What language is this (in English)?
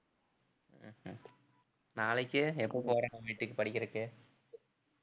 Tamil